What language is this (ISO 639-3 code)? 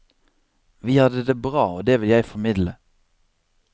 nor